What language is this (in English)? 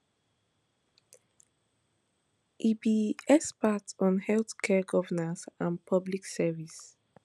Nigerian Pidgin